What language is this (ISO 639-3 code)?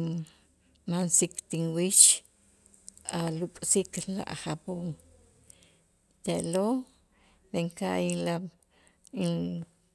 itz